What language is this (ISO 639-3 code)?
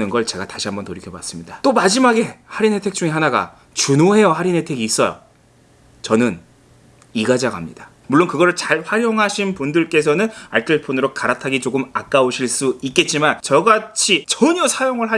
kor